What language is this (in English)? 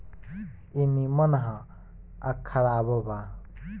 Bhojpuri